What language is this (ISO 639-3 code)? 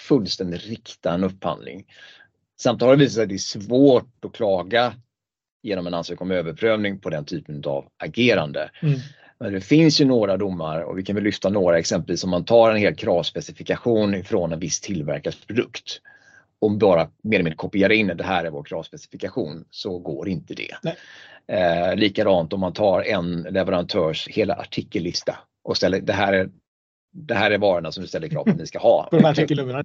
swe